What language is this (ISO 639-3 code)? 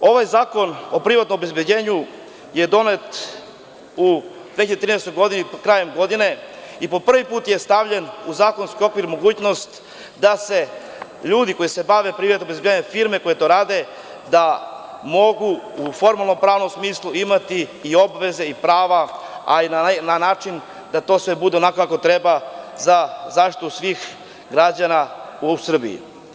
srp